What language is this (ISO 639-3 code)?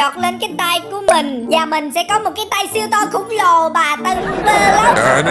vie